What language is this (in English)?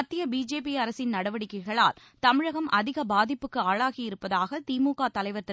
Tamil